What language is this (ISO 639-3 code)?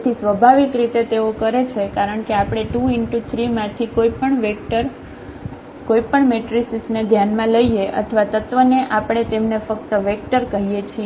guj